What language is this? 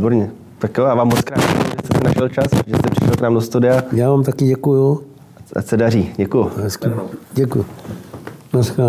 Czech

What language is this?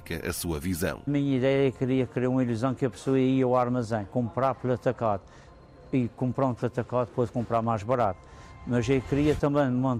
Portuguese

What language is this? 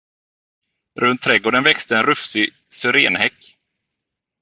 Swedish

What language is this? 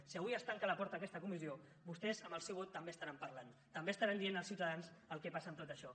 Catalan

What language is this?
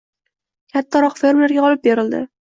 Uzbek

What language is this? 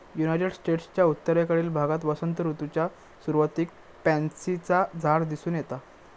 Marathi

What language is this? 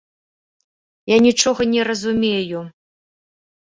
Belarusian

